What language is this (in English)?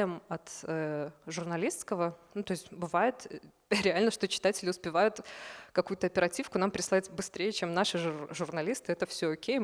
Russian